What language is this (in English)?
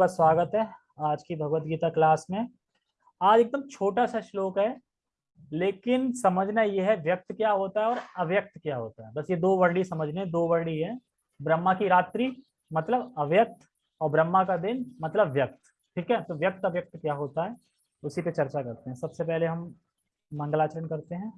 Hindi